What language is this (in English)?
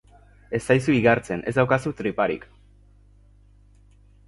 Basque